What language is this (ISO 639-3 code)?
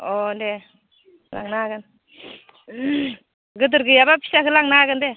brx